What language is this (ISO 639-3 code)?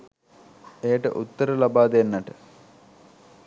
sin